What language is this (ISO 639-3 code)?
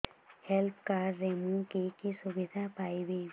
ori